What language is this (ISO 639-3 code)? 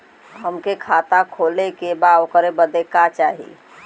bho